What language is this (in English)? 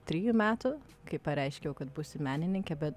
Lithuanian